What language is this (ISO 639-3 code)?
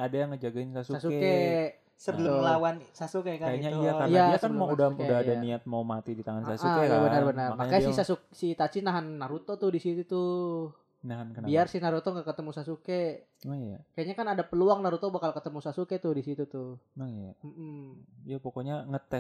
ind